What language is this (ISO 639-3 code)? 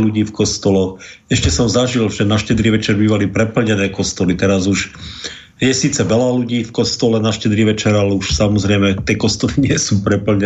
slk